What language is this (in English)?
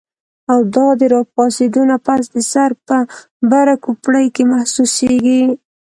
Pashto